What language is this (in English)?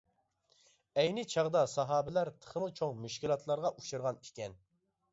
Uyghur